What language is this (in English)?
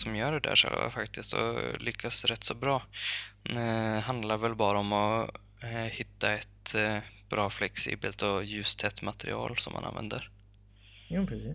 Swedish